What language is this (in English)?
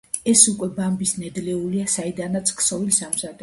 Georgian